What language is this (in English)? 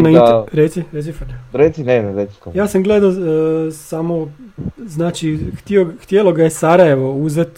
Croatian